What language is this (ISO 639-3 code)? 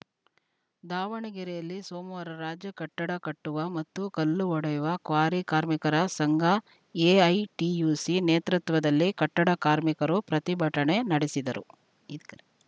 kan